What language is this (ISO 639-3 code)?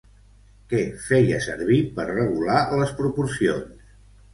cat